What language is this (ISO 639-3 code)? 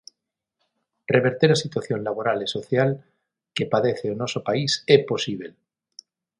glg